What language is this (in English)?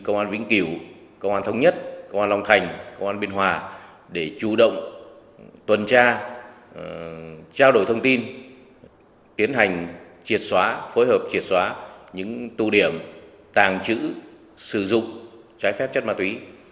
Vietnamese